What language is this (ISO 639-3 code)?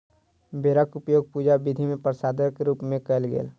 mai